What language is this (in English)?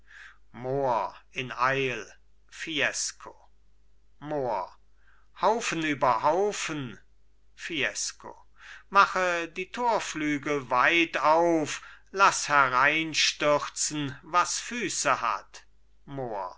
German